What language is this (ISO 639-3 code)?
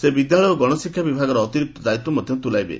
ori